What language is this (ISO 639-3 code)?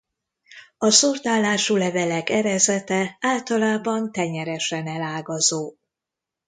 hun